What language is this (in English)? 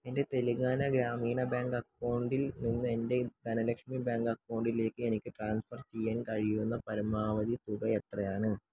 Malayalam